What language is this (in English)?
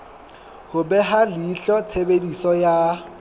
Southern Sotho